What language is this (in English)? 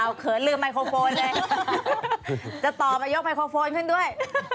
Thai